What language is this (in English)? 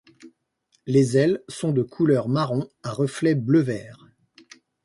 French